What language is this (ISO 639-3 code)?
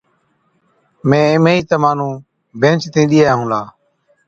odk